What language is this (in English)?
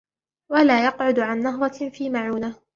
Arabic